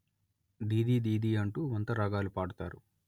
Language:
Telugu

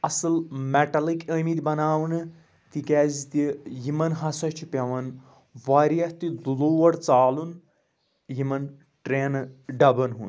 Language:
Kashmiri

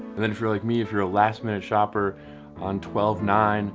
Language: English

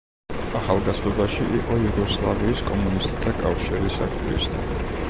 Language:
Georgian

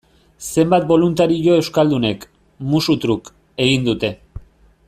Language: Basque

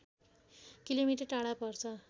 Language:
Nepali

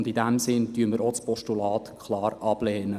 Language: Swiss German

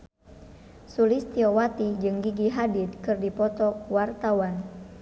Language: Sundanese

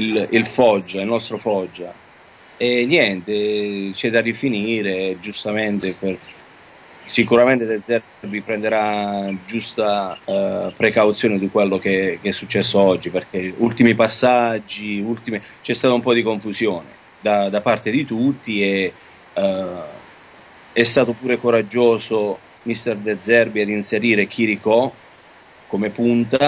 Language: Italian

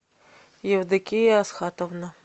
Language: Russian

